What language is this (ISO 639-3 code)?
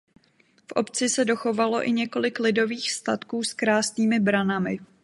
ces